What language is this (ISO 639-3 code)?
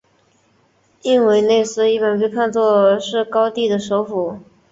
zho